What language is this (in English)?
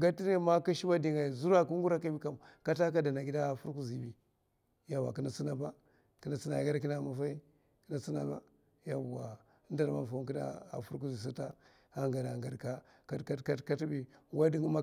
Mafa